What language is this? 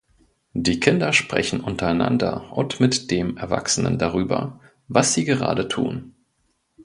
German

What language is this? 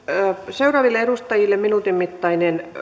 Finnish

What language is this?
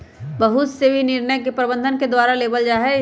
Magahi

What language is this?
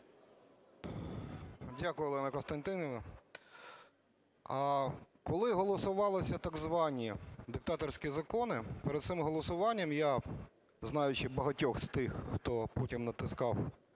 Ukrainian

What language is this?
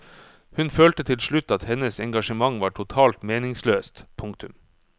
Norwegian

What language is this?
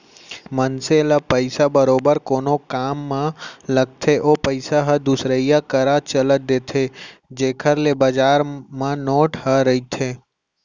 Chhattisgarhi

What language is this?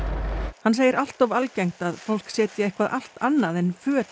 Icelandic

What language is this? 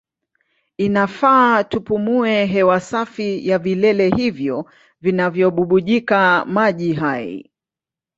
Swahili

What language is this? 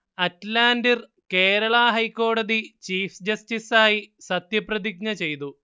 Malayalam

